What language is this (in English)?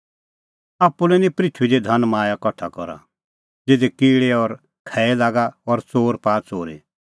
Kullu Pahari